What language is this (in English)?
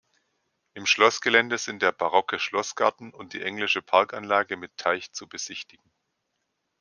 German